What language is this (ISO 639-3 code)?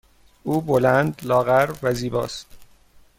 fas